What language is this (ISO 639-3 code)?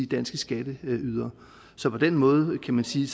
dan